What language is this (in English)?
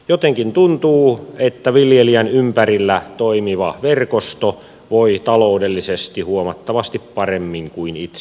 Finnish